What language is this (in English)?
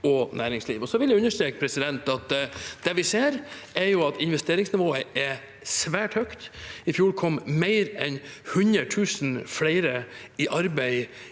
Norwegian